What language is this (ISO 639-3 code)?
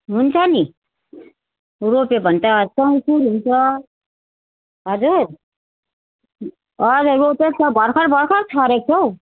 nep